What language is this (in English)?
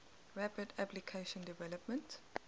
English